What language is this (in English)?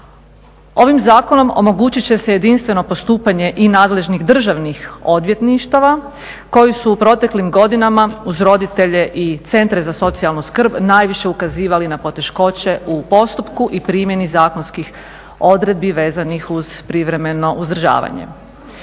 Croatian